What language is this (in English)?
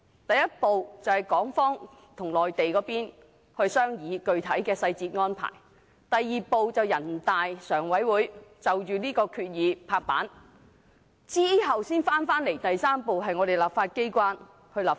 Cantonese